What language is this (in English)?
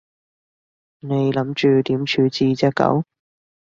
Cantonese